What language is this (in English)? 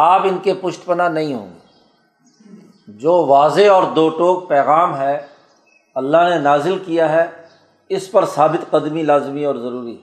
Urdu